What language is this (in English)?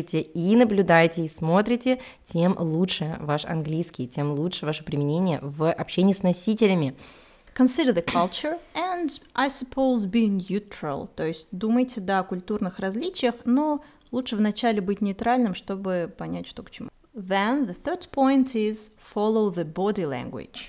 Russian